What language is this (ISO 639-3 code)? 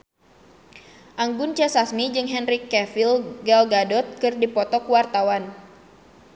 sun